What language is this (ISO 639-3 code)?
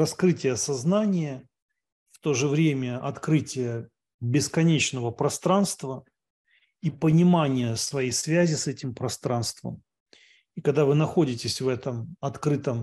rus